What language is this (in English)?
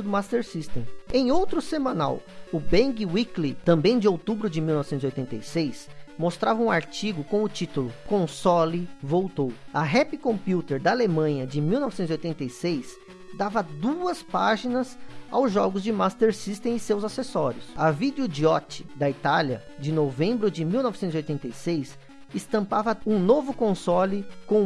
Portuguese